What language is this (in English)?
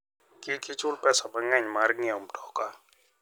Luo (Kenya and Tanzania)